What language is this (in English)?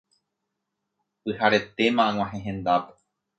Guarani